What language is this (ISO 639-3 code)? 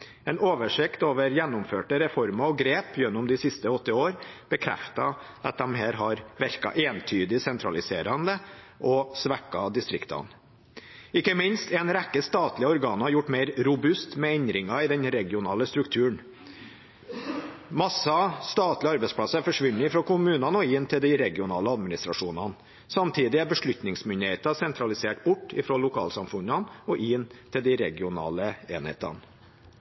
nob